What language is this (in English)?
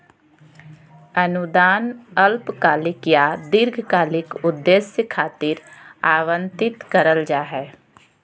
Magahi